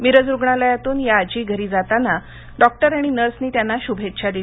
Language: Marathi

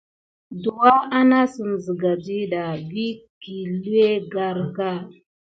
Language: Gidar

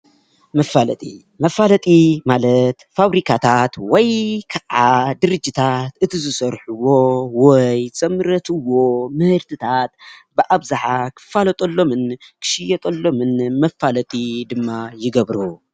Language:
Tigrinya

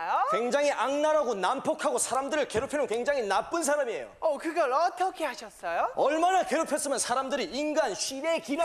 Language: Korean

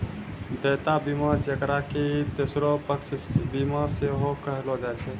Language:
Maithili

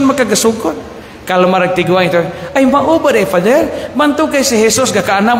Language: Filipino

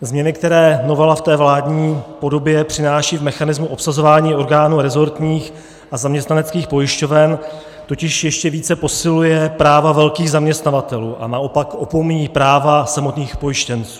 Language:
Czech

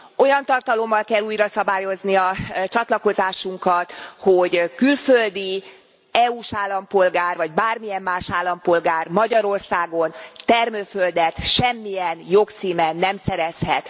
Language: Hungarian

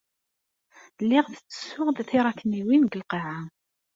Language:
Kabyle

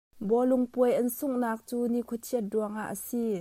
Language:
Hakha Chin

